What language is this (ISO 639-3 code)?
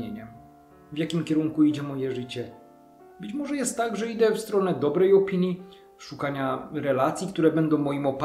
pol